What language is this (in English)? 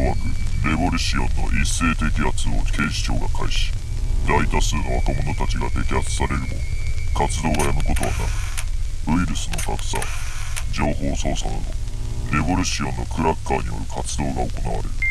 Japanese